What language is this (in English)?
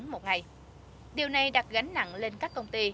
Vietnamese